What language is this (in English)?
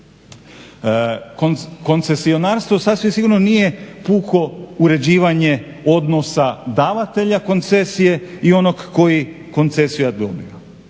Croatian